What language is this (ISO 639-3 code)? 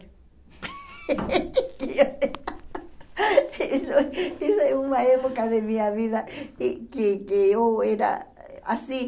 por